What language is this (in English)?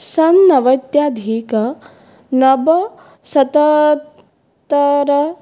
Sanskrit